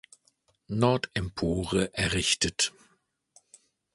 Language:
German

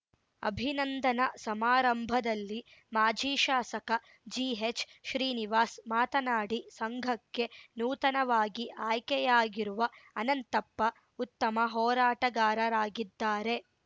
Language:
Kannada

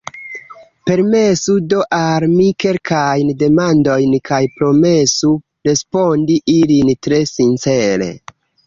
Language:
Esperanto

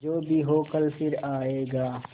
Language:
Hindi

